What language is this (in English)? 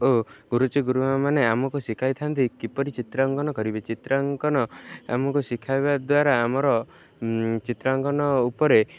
Odia